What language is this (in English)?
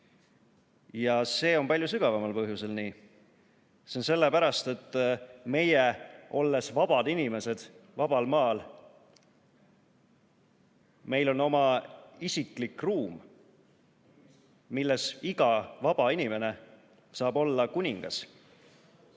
Estonian